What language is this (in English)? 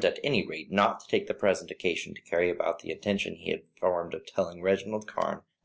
English